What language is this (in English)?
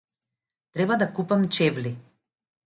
Macedonian